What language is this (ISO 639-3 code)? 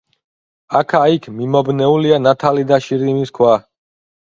kat